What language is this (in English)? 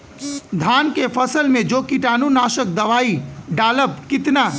Bhojpuri